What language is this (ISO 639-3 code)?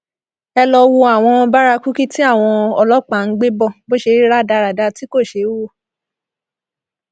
yor